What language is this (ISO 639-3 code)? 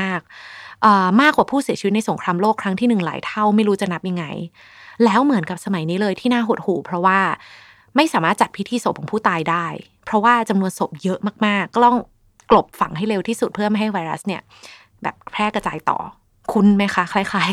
tha